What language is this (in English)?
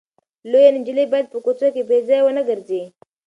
Pashto